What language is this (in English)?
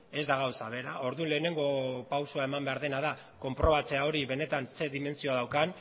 Basque